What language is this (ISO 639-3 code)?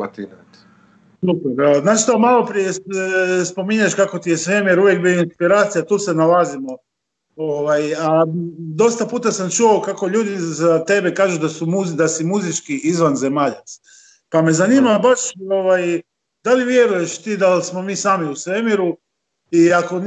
hrv